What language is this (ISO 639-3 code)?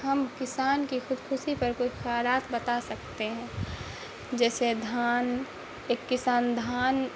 urd